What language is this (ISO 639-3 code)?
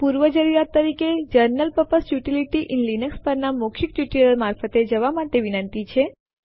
guj